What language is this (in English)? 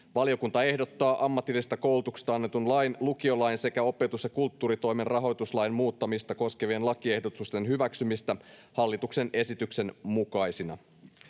Finnish